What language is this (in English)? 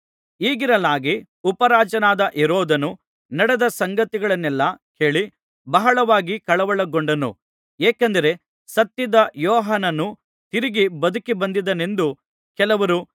Kannada